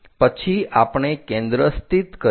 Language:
Gujarati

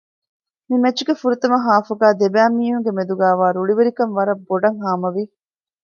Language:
Divehi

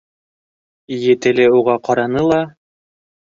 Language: Bashkir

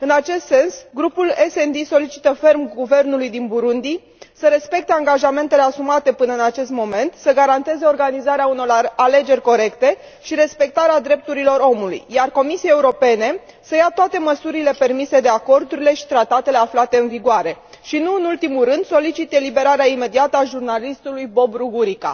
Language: Romanian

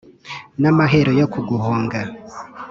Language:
Kinyarwanda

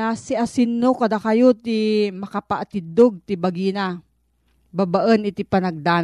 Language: Filipino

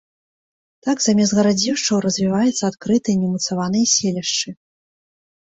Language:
Belarusian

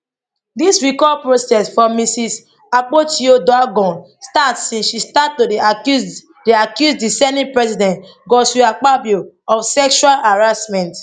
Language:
Nigerian Pidgin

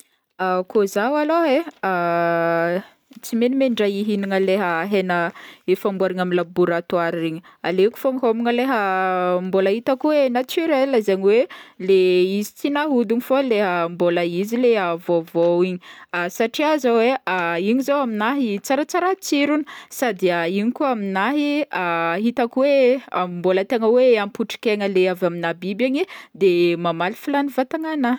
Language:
Northern Betsimisaraka Malagasy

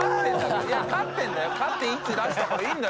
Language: Japanese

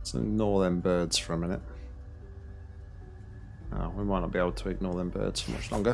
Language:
English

